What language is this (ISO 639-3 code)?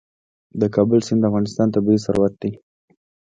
pus